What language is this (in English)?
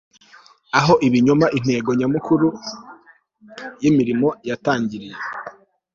Kinyarwanda